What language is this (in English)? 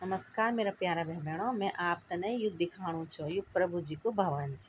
Garhwali